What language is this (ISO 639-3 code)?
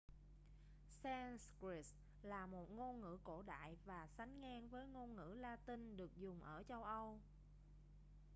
vie